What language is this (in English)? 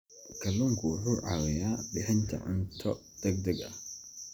Somali